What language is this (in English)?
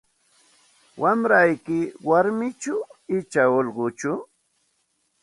Santa Ana de Tusi Pasco Quechua